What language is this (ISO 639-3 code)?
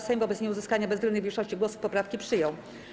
pol